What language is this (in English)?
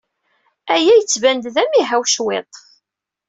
Kabyle